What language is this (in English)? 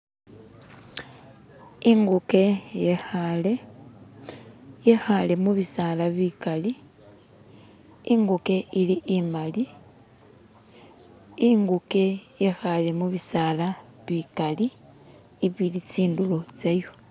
Masaaba